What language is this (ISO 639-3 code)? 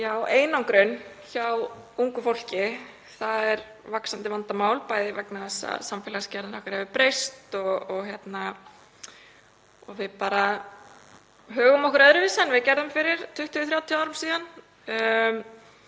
isl